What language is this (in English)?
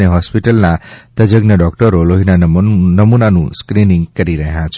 Gujarati